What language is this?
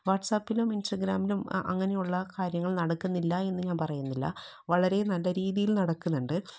Malayalam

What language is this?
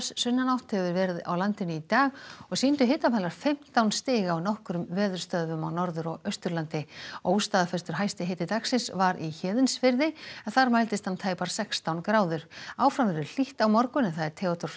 Icelandic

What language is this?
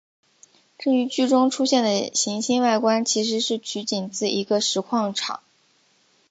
Chinese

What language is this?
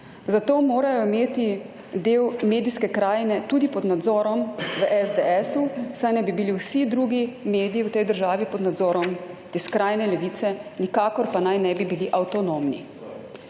Slovenian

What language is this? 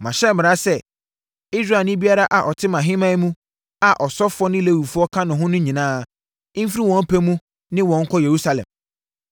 Akan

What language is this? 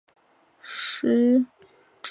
Chinese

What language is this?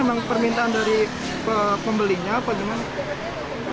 Indonesian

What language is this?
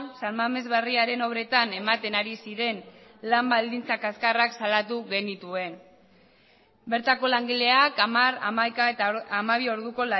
Basque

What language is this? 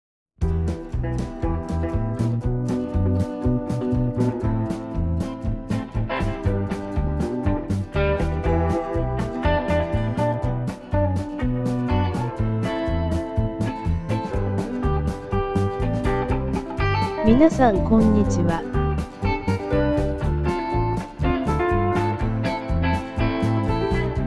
Japanese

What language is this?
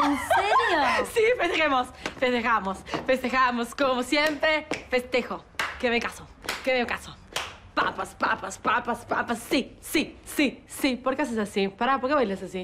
Spanish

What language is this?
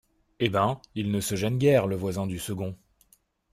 French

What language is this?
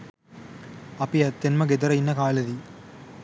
Sinhala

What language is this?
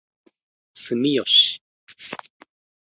Japanese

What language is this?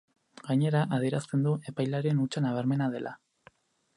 Basque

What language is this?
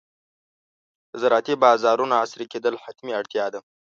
Pashto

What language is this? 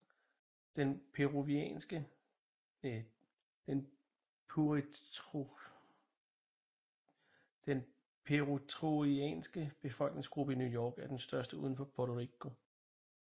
Danish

